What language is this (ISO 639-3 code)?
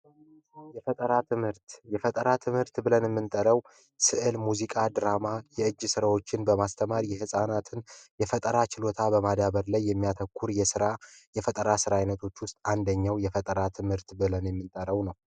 amh